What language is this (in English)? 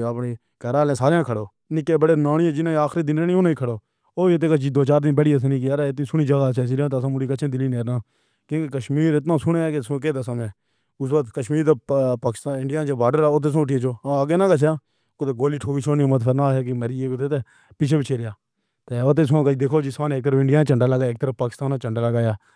Pahari-Potwari